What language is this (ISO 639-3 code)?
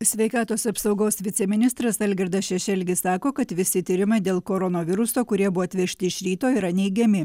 lit